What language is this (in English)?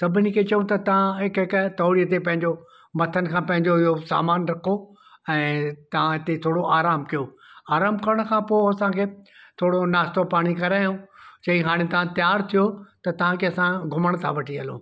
Sindhi